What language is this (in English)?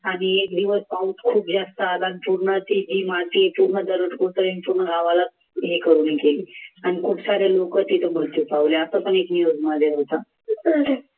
Marathi